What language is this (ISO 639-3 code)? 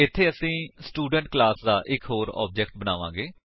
pan